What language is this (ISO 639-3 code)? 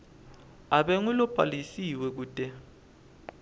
ssw